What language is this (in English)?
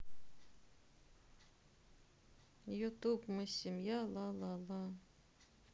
Russian